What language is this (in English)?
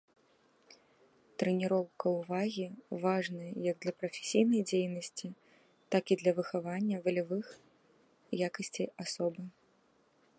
Belarusian